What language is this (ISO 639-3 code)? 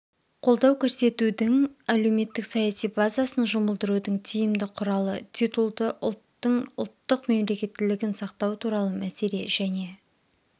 kaz